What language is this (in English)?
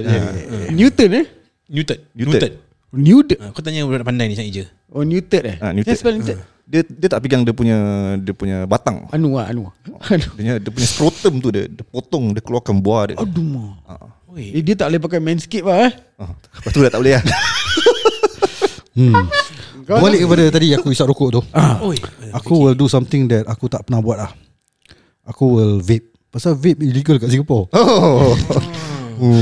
Malay